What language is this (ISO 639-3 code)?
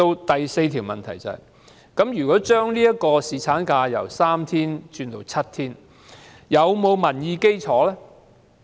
yue